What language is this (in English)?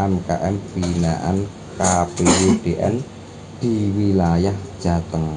Indonesian